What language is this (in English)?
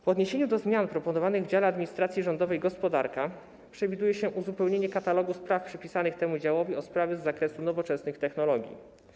Polish